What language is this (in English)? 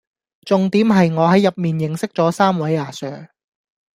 Cantonese